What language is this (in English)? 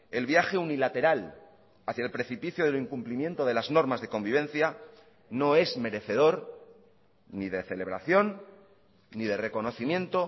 Spanish